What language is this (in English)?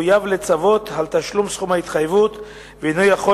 Hebrew